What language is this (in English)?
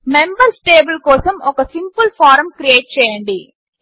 Telugu